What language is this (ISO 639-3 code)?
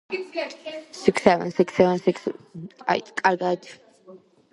kat